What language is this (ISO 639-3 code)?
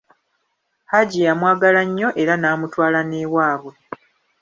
lug